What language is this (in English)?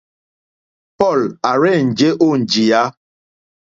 Mokpwe